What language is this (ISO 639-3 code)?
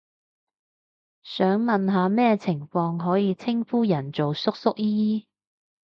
yue